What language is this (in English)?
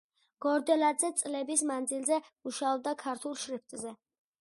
Georgian